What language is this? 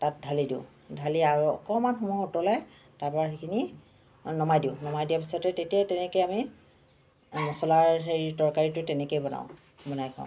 Assamese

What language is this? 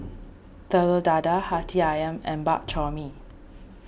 English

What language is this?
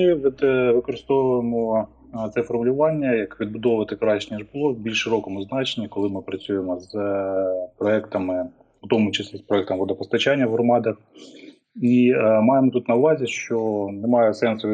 Ukrainian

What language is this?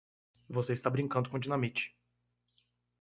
Portuguese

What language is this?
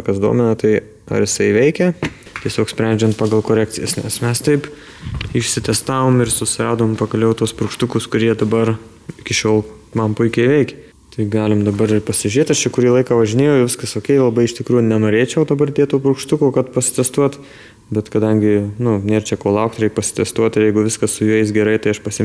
Lithuanian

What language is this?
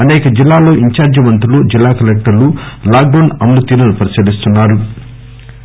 Telugu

